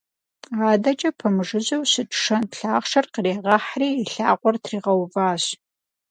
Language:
Kabardian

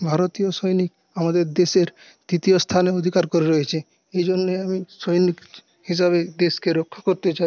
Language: Bangla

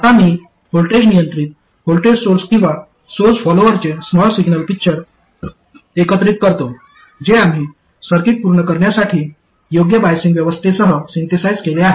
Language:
Marathi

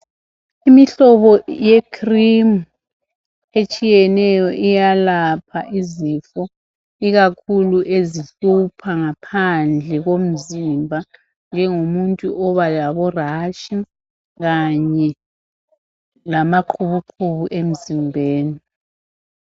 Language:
North Ndebele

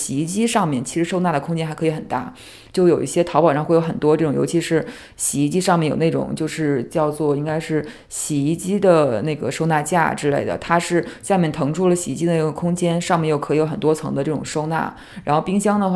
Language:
Chinese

